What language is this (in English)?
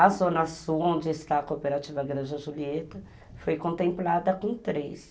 Portuguese